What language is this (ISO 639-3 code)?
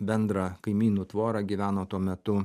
lit